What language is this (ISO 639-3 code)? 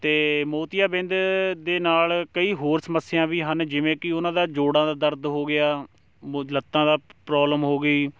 pan